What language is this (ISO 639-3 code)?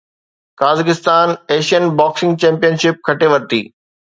snd